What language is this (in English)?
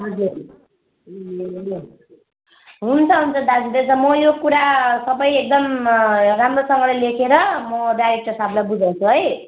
Nepali